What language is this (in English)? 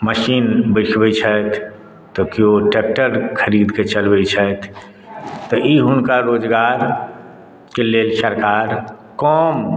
Maithili